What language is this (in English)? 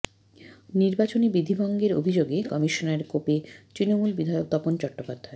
Bangla